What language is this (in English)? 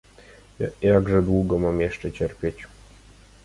Polish